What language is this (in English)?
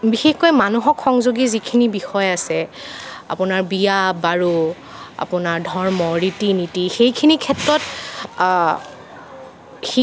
Assamese